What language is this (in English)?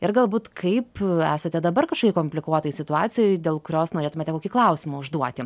Lithuanian